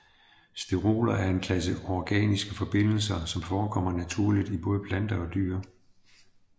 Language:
Danish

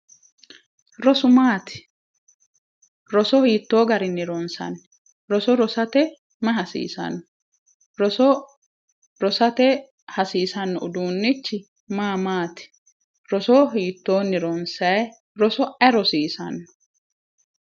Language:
Sidamo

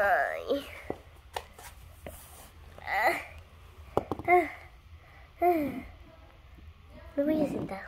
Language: Spanish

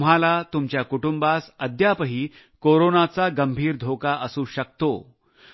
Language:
Marathi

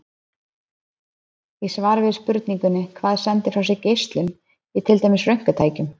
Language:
Icelandic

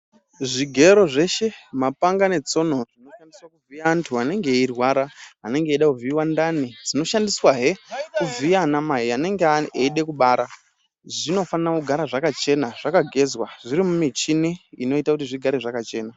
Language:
Ndau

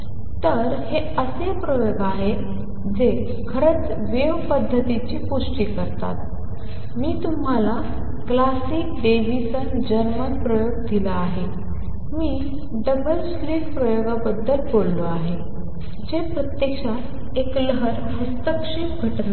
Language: Marathi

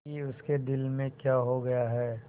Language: Hindi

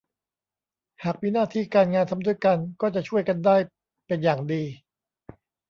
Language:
Thai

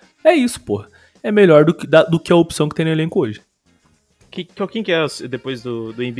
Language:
Portuguese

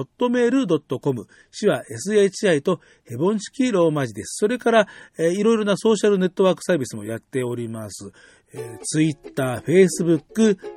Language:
Japanese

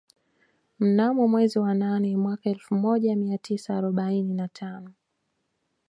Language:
Swahili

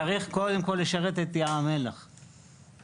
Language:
Hebrew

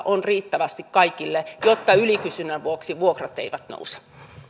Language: Finnish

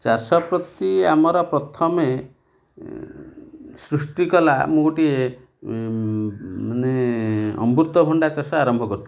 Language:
Odia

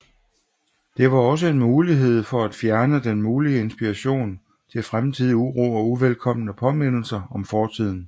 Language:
Danish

